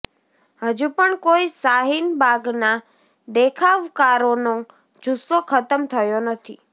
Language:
Gujarati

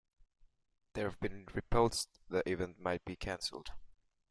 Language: English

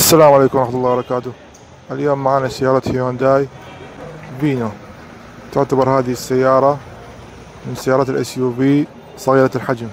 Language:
Arabic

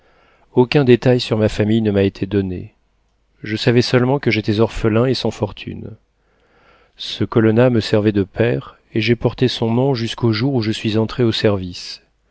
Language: French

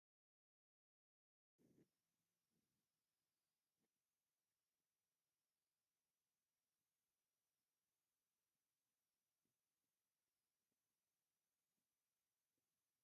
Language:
Tigrinya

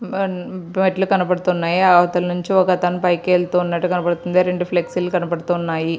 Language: Telugu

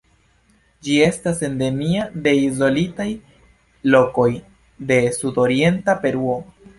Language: Esperanto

